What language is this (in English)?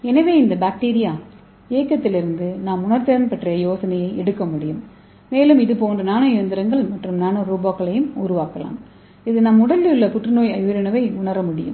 Tamil